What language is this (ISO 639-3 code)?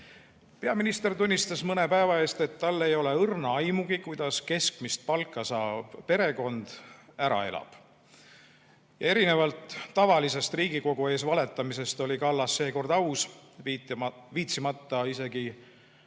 est